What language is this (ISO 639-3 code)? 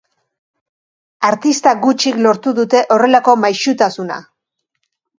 eus